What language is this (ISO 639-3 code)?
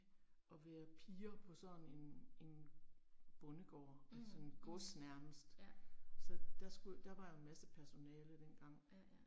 dan